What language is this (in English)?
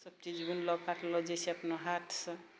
Maithili